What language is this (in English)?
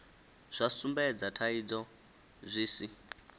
Venda